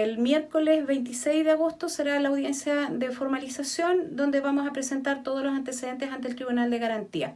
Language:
Spanish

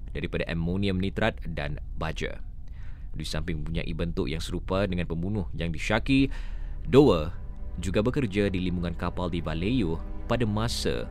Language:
Malay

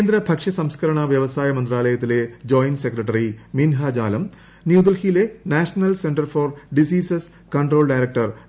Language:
Malayalam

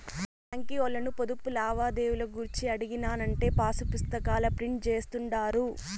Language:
Telugu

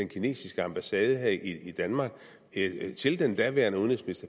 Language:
Danish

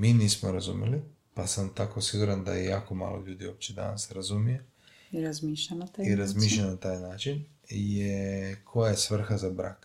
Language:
Croatian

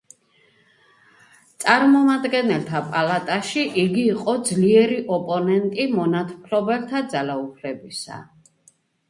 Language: Georgian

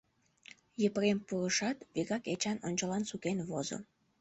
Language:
Mari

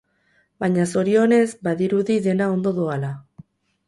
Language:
Basque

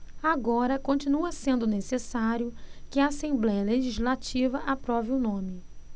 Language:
Portuguese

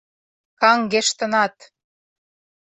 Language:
Mari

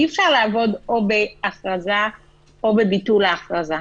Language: Hebrew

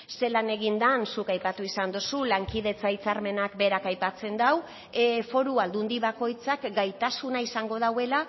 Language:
Basque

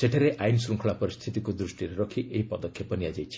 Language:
Odia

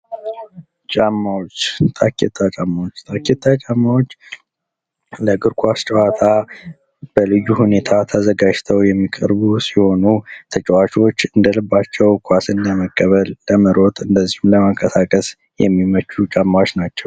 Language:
Amharic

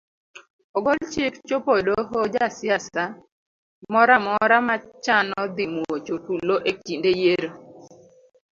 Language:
Luo (Kenya and Tanzania)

